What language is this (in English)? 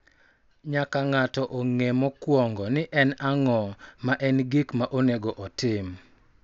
Luo (Kenya and Tanzania)